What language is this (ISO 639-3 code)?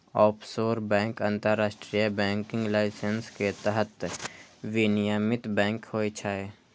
mai